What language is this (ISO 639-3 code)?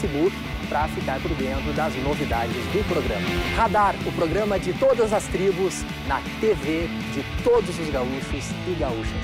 por